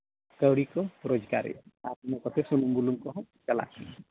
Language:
Santali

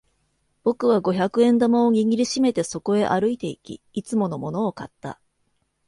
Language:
Japanese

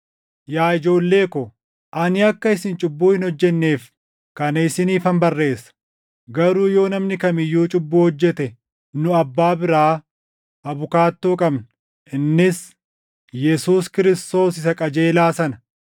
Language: Oromo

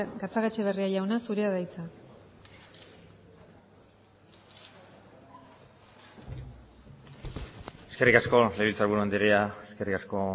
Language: Basque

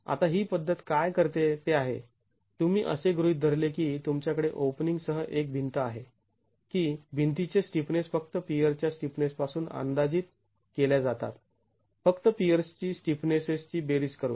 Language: Marathi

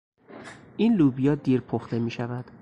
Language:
Persian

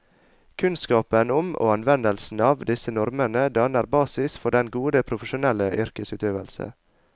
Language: Norwegian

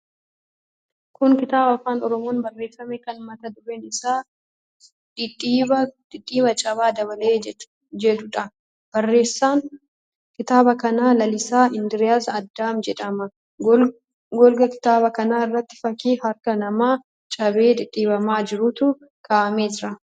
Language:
Oromo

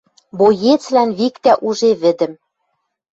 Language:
Western Mari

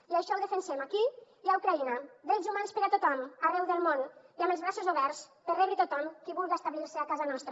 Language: Catalan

